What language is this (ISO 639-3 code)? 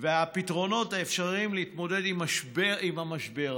heb